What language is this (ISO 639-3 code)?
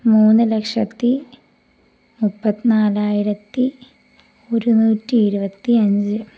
mal